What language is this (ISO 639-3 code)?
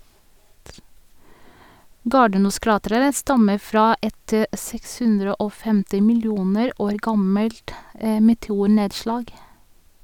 nor